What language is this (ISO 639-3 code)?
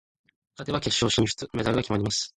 jpn